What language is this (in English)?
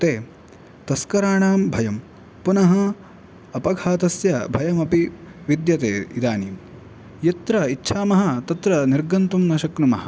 Sanskrit